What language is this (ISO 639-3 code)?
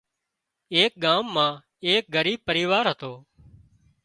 kxp